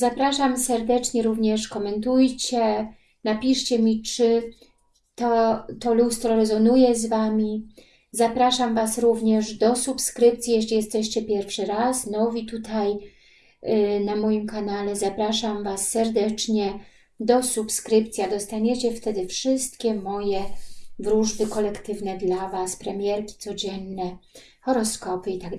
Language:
Polish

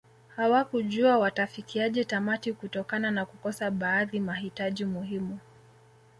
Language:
Swahili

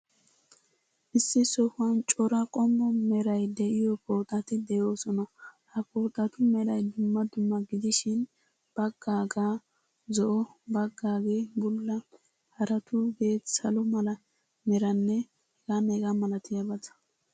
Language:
Wolaytta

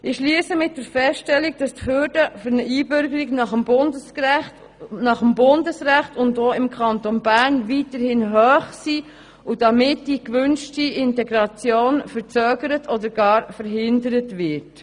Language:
Swiss German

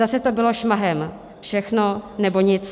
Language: Czech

